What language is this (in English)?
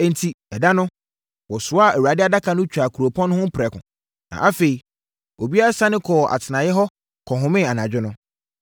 Akan